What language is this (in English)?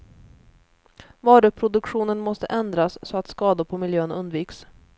Swedish